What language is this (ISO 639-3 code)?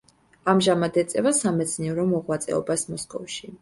kat